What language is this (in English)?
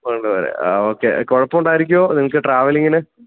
Malayalam